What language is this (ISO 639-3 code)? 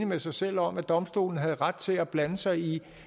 dan